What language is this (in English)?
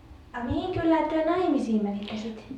Finnish